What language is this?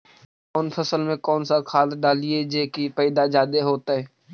Magahi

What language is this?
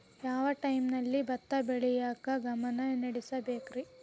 Kannada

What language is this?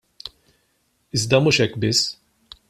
Maltese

